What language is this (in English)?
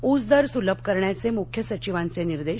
Marathi